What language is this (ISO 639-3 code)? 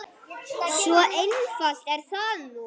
isl